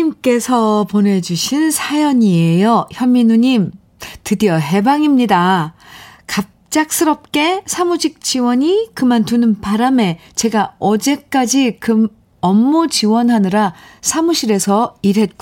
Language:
Korean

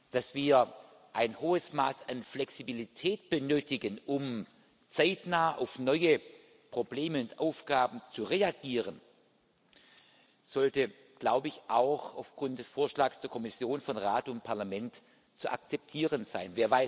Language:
German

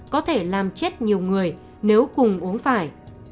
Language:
Vietnamese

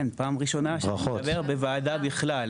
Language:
Hebrew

